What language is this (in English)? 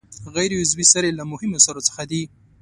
Pashto